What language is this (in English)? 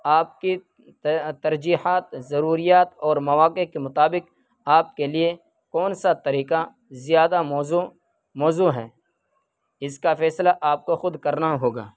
Urdu